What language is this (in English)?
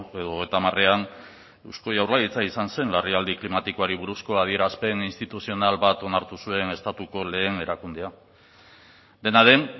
Basque